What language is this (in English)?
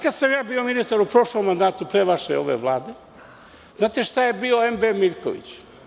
Serbian